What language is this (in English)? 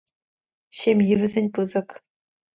Chuvash